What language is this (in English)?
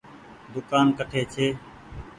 Goaria